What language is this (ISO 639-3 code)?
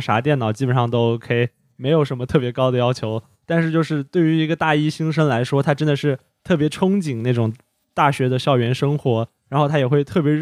zho